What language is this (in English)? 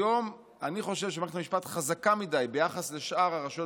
Hebrew